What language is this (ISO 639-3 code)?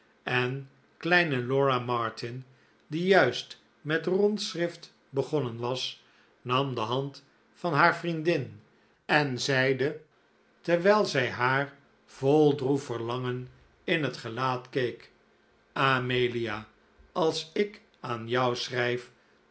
nld